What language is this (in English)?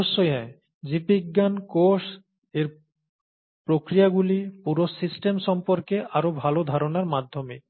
Bangla